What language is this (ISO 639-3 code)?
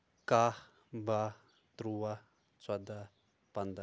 kas